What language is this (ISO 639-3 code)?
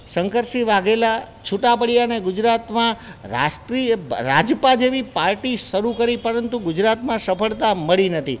guj